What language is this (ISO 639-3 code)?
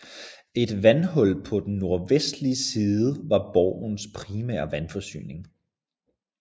dan